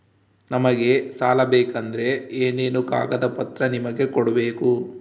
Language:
Kannada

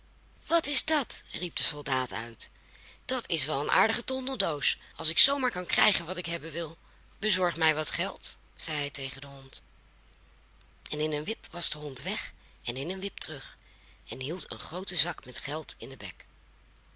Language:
Dutch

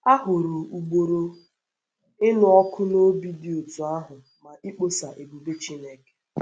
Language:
Igbo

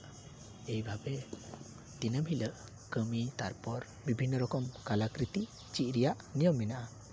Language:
Santali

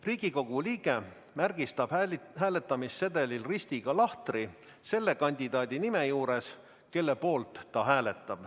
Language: Estonian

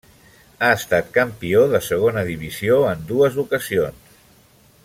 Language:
Catalan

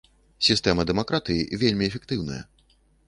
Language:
Belarusian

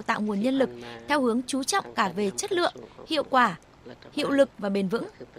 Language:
Vietnamese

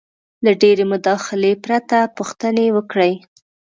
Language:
Pashto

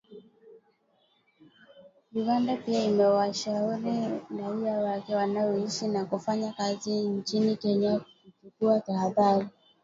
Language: Swahili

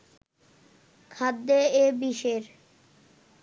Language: Bangla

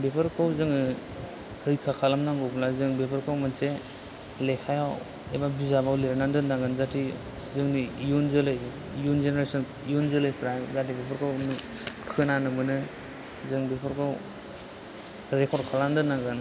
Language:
Bodo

